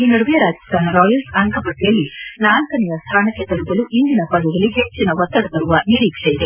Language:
Kannada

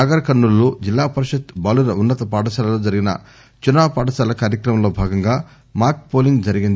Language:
Telugu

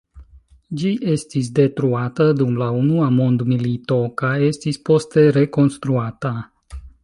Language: Esperanto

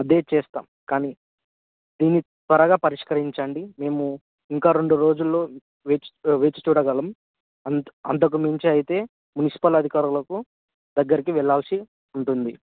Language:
Telugu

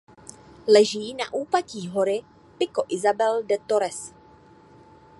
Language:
Czech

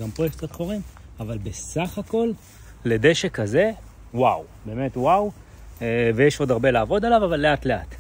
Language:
Hebrew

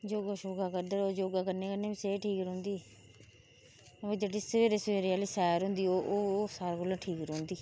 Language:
Dogri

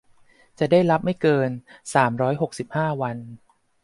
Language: Thai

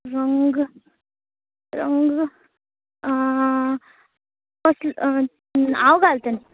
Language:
Konkani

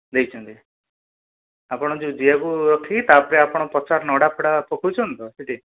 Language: Odia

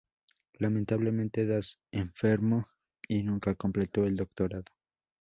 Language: Spanish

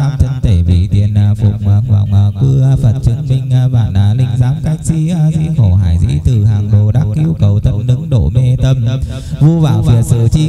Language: Vietnamese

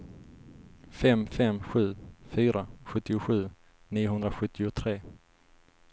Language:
Swedish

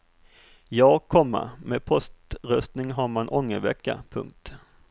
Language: Swedish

